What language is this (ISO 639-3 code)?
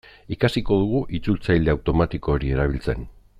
eus